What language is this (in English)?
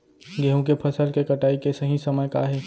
Chhattisgarhi